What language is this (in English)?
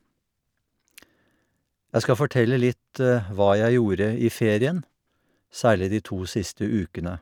Norwegian